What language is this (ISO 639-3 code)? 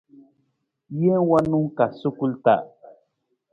nmz